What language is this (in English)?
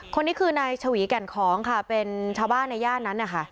Thai